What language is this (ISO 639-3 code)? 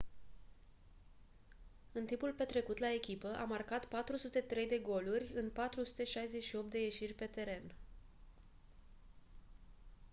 ron